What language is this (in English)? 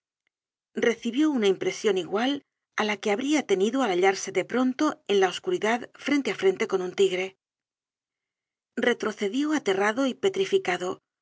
Spanish